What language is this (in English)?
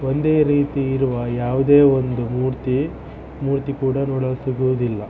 Kannada